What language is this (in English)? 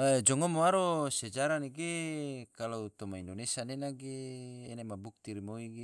Tidore